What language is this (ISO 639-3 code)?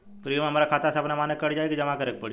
bho